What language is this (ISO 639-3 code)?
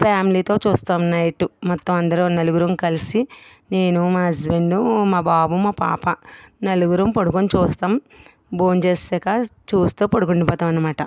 tel